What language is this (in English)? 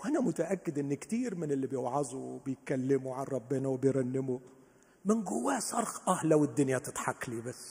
Arabic